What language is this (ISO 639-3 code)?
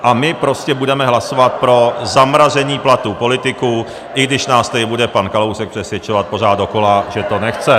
ces